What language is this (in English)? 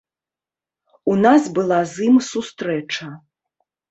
Belarusian